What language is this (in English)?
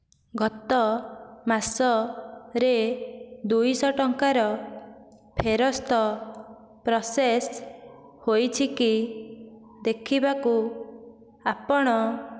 Odia